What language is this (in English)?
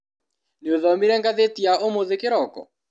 Kikuyu